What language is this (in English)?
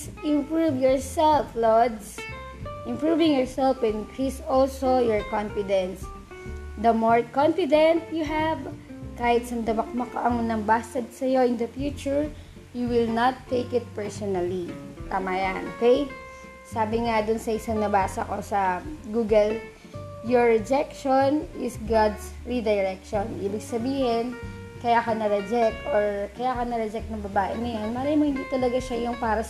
Filipino